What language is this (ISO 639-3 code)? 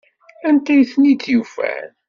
kab